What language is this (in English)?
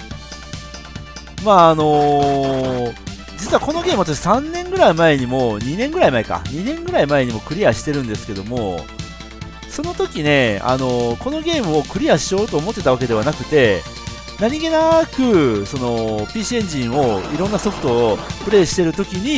Japanese